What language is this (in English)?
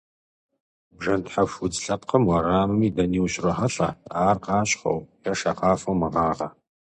Kabardian